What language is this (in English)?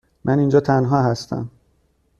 Persian